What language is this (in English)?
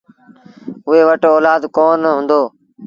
Sindhi Bhil